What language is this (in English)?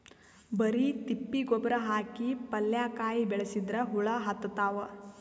Kannada